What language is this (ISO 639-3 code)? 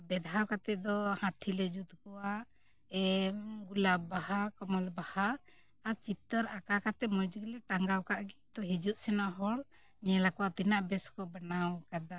sat